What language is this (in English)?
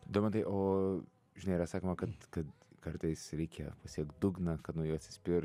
Lithuanian